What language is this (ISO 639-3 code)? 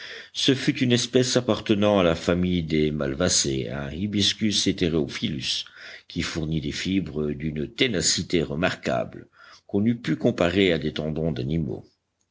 fra